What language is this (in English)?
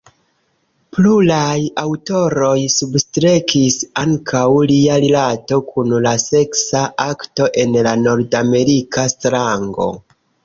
Esperanto